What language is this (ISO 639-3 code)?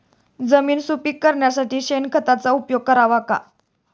mar